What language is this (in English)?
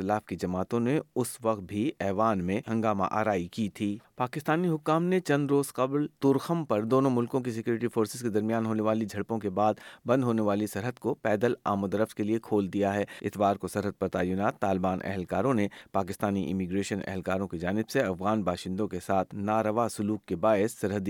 Urdu